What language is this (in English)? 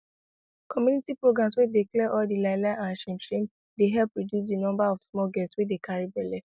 Nigerian Pidgin